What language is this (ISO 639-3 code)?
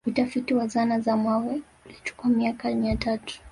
swa